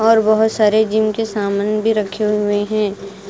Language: Hindi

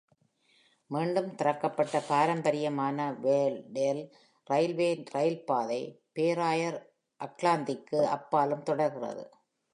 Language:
Tamil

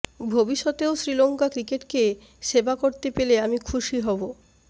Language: Bangla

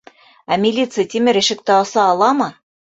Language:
Bashkir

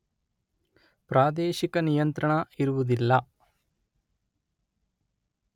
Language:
Kannada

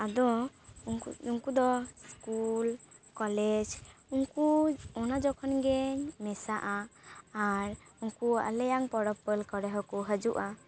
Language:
Santali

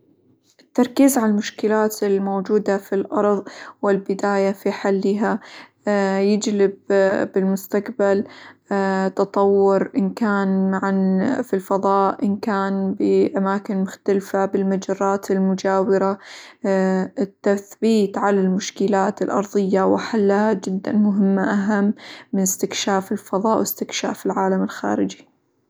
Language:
Hijazi Arabic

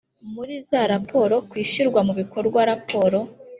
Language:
Kinyarwanda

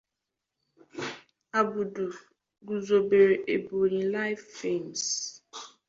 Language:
Igbo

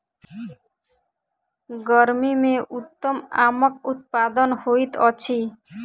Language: Maithili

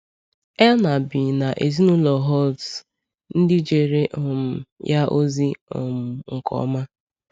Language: Igbo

